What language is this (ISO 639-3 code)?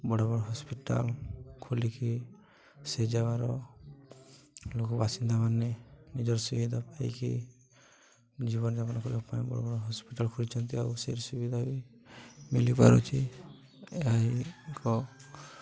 ori